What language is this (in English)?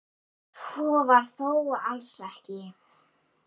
Icelandic